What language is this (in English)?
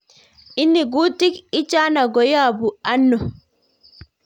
Kalenjin